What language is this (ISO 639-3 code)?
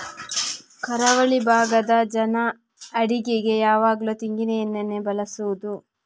kan